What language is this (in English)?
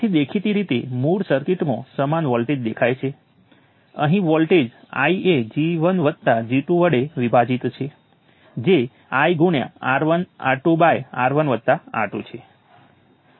Gujarati